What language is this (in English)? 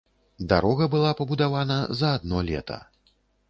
Belarusian